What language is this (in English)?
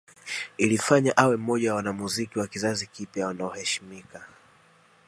Swahili